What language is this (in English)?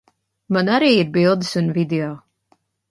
Latvian